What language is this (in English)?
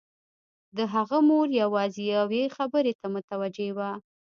Pashto